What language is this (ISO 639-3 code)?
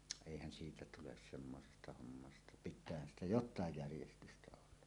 fin